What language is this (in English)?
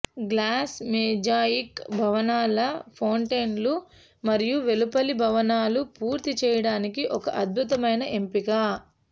Telugu